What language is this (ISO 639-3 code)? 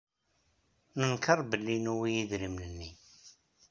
kab